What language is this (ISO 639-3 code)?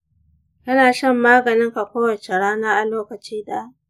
hau